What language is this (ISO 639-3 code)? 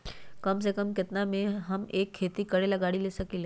mag